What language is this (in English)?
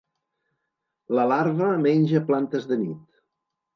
Catalan